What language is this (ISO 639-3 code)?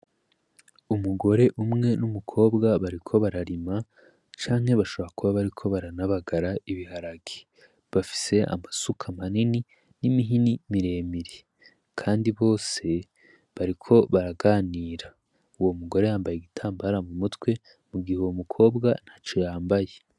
run